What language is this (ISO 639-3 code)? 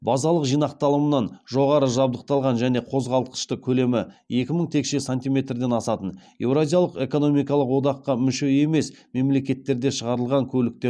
kaz